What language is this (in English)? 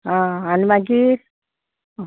Konkani